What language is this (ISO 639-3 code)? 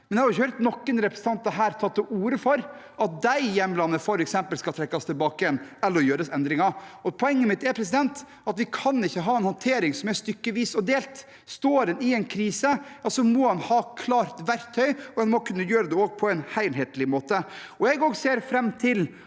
nor